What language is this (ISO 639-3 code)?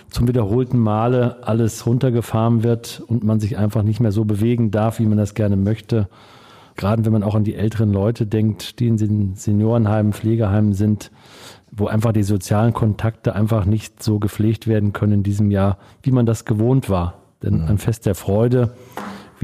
deu